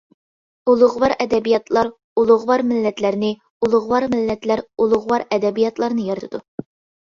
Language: Uyghur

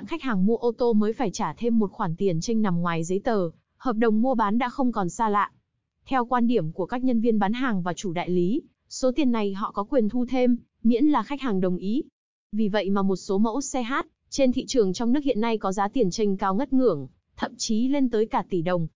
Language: Vietnamese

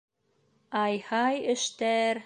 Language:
Bashkir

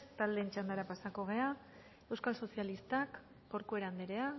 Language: Basque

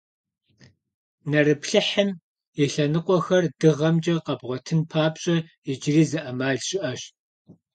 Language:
Kabardian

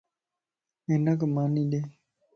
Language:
Lasi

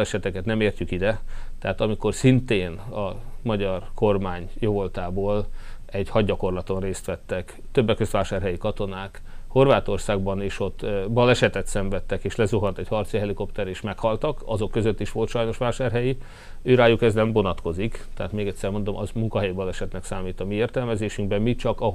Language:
Hungarian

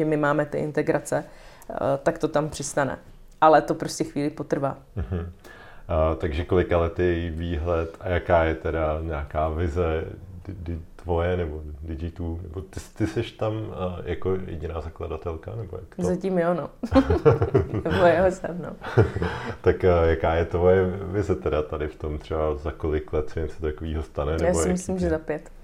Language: Czech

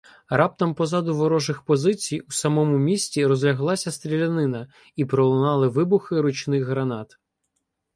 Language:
Ukrainian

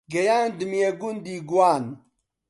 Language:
Central Kurdish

